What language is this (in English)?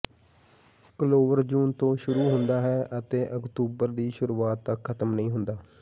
Punjabi